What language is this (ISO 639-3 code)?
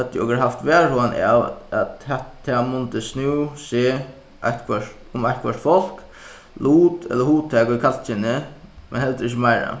fao